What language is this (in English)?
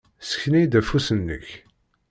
Kabyle